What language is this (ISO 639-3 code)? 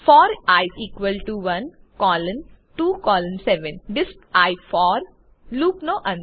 guj